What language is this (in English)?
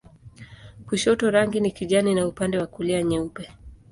Swahili